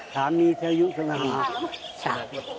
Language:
Thai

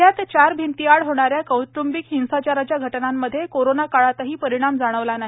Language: Marathi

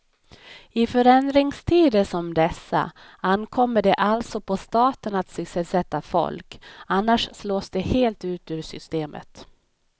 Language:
Swedish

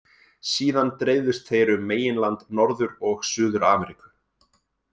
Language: Icelandic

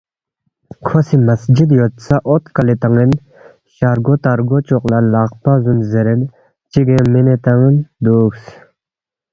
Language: Balti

